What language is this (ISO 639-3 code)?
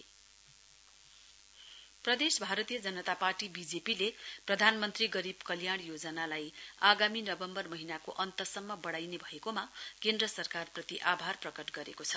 nep